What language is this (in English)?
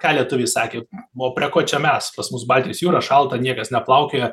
Lithuanian